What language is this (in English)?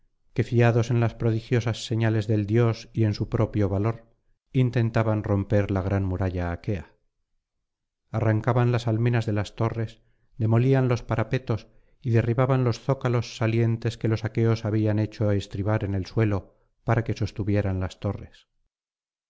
Spanish